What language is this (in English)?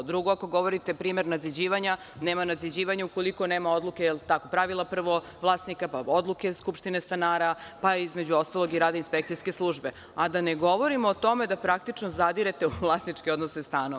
Serbian